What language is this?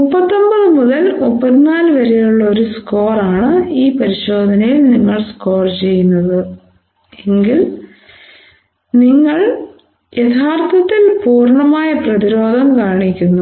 Malayalam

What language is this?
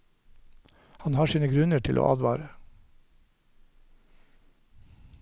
Norwegian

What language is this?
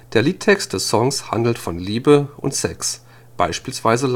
German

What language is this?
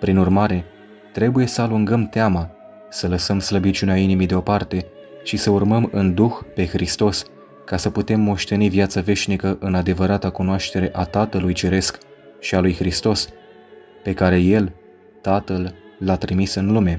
Romanian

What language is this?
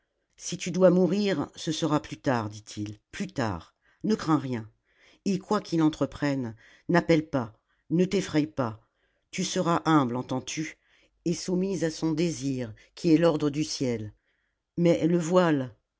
French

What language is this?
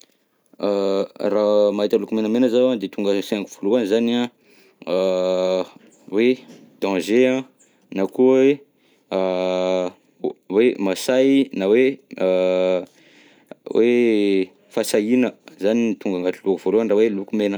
Southern Betsimisaraka Malagasy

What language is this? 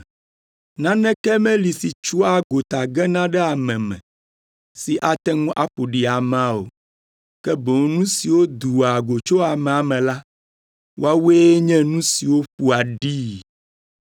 Ewe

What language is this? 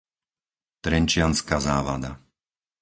Slovak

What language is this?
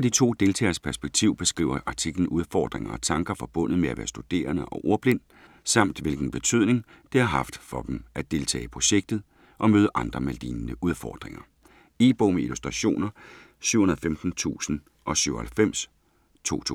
Danish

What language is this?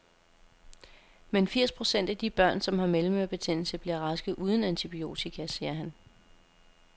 Danish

